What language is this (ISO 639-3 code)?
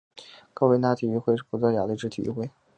zho